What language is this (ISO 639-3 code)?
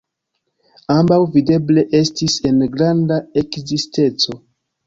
epo